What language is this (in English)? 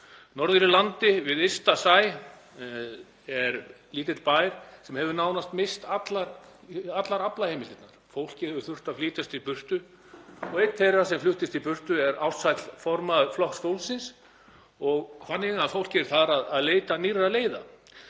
Icelandic